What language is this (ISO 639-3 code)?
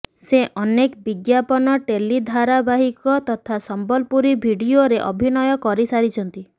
ori